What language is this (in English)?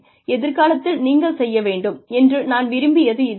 Tamil